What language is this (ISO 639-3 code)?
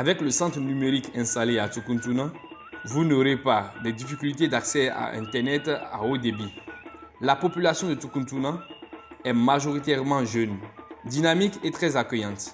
fra